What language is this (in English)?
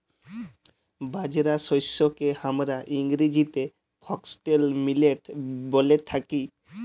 Bangla